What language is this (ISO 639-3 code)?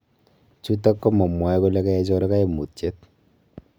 kln